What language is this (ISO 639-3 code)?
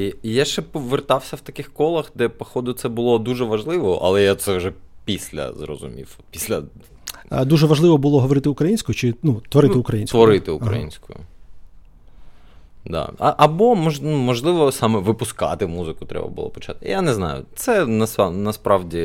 ukr